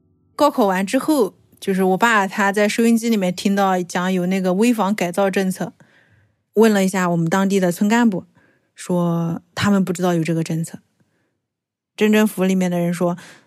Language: Chinese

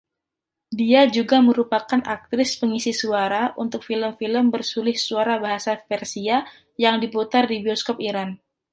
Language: Indonesian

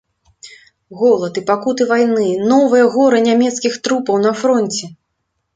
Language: Belarusian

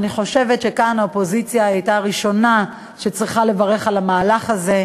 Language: Hebrew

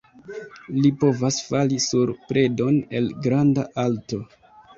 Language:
Esperanto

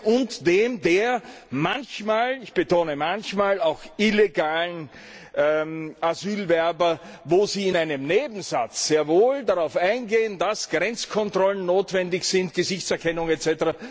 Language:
German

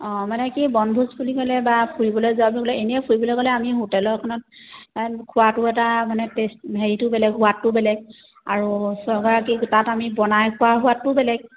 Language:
Assamese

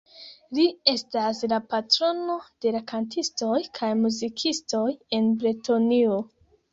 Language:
Esperanto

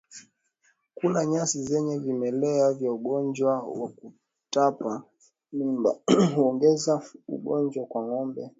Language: Swahili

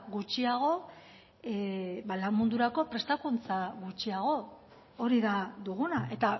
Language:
Basque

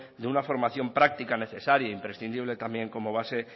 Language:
Spanish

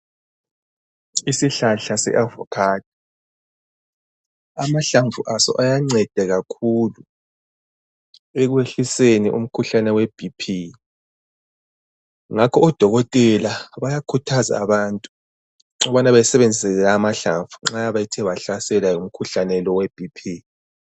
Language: North Ndebele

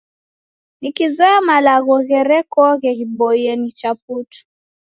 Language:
Taita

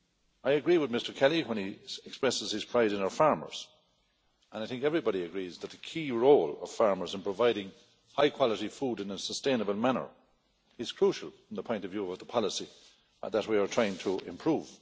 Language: English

